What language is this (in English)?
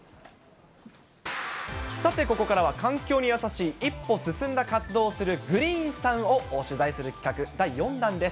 Japanese